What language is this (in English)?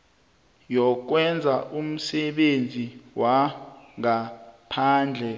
South Ndebele